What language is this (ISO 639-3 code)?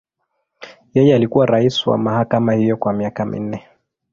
swa